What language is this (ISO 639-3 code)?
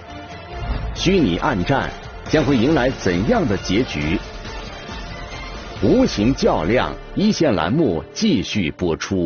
zho